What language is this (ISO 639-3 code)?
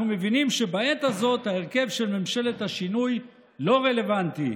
heb